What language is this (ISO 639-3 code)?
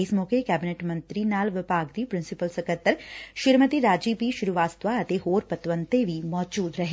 pan